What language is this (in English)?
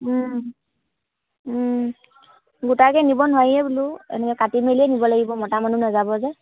Assamese